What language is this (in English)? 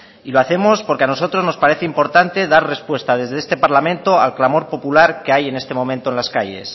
Spanish